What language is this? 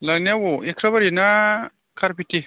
Bodo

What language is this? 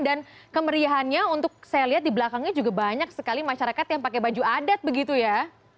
Indonesian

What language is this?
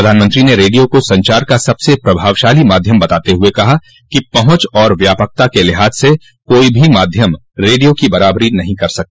Hindi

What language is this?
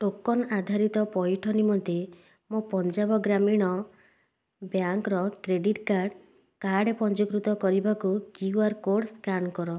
Odia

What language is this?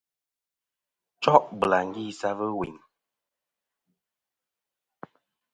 Kom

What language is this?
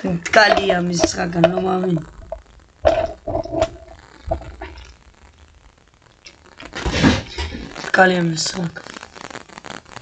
Hebrew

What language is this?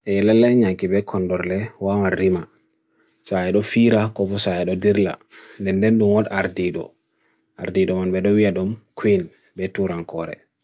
Bagirmi Fulfulde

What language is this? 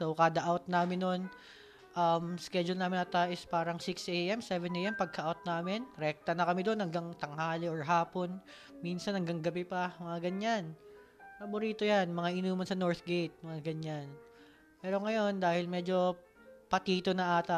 Filipino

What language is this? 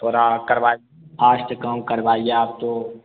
Hindi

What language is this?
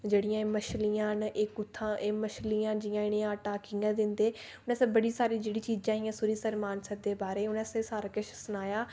Dogri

